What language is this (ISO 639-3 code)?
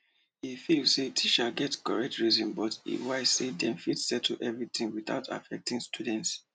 pcm